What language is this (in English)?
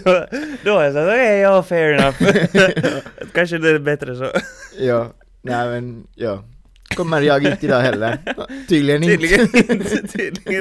Swedish